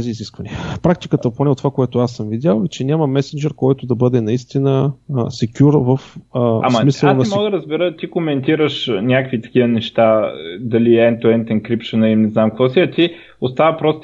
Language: Bulgarian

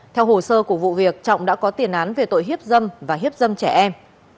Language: Vietnamese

